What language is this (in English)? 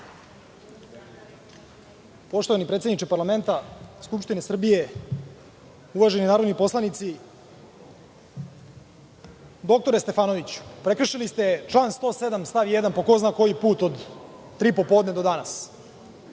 Serbian